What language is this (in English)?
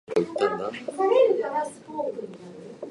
Japanese